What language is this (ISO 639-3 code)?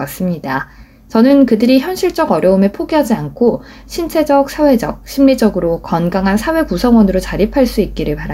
kor